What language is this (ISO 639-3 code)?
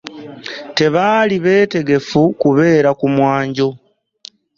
lug